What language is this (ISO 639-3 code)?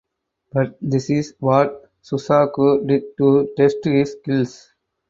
eng